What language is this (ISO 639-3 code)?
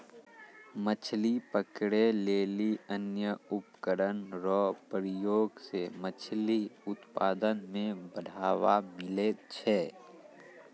mai